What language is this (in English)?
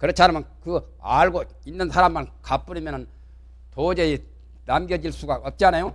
Korean